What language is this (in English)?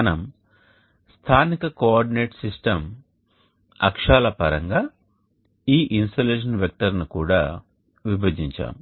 Telugu